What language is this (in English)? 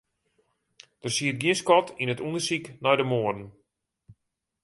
Western Frisian